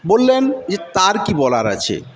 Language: Bangla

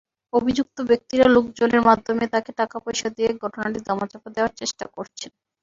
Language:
Bangla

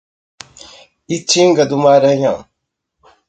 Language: Portuguese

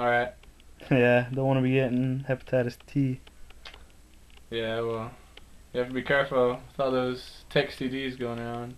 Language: English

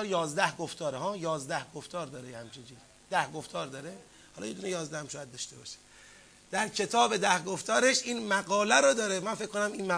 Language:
Persian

